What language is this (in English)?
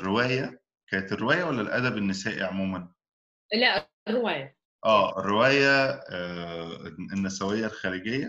Arabic